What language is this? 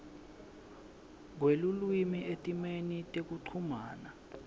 Swati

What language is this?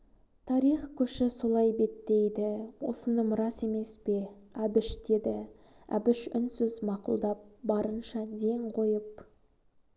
Kazakh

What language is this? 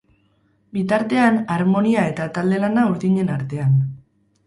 Basque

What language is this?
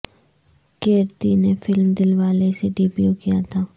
Urdu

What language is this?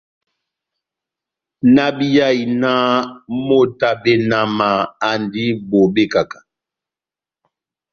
Batanga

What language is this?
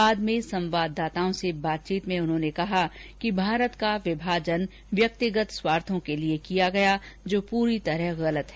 Hindi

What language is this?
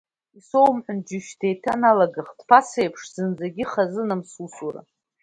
Abkhazian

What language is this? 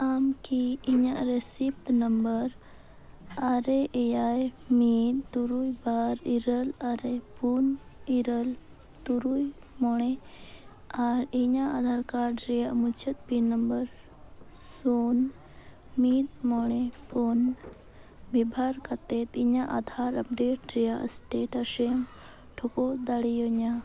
Santali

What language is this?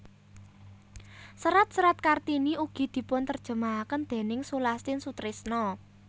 Javanese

